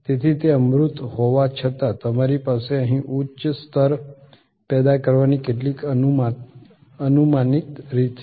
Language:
Gujarati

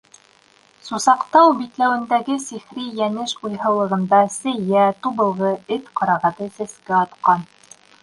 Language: Bashkir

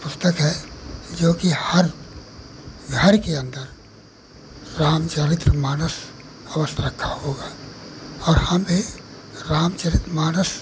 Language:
Hindi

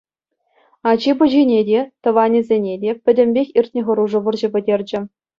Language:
Chuvash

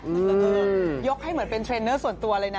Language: Thai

